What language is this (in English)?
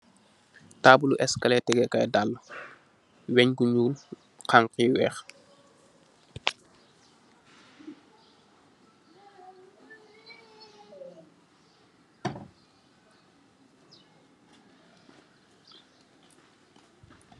Wolof